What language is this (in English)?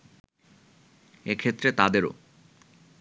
Bangla